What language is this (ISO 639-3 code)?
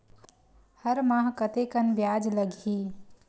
hne